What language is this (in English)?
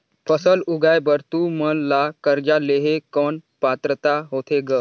Chhattisgarhi